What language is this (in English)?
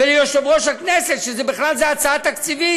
Hebrew